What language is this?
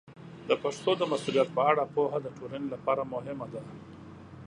Pashto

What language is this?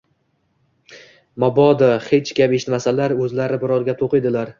Uzbek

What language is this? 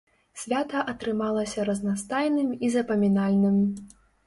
Belarusian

